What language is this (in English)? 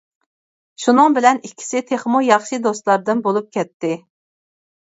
Uyghur